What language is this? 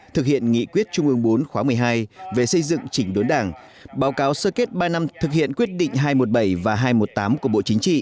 Vietnamese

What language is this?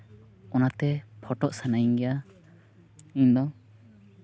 Santali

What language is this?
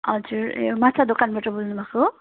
Nepali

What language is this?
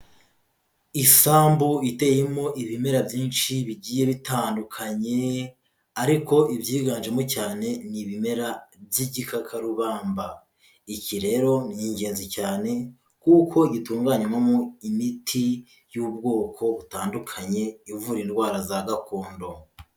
Kinyarwanda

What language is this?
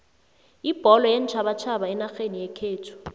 South Ndebele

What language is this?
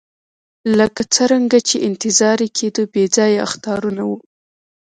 Pashto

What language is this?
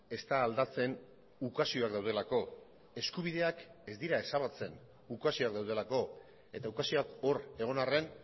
Basque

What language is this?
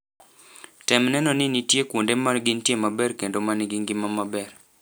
Luo (Kenya and Tanzania)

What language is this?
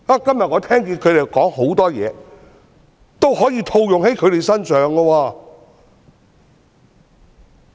Cantonese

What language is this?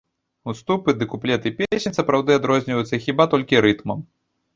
Belarusian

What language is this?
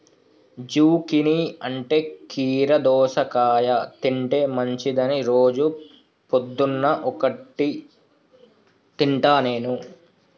Telugu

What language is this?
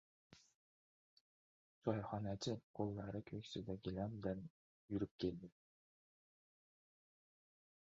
Uzbek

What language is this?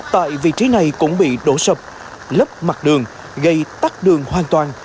Vietnamese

